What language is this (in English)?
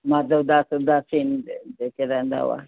Sindhi